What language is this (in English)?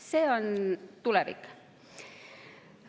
Estonian